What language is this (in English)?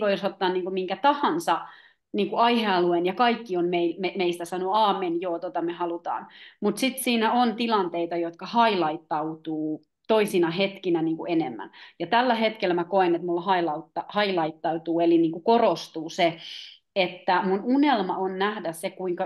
Finnish